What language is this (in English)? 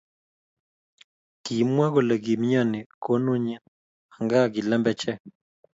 Kalenjin